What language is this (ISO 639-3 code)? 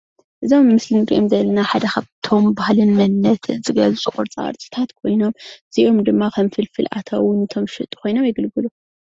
tir